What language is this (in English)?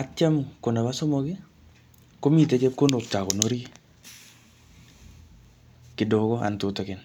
Kalenjin